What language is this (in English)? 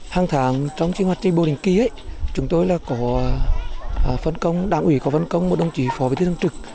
Vietnamese